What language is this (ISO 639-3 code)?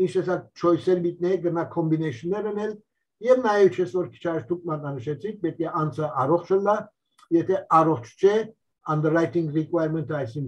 tur